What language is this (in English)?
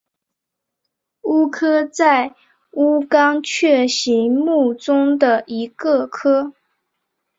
Chinese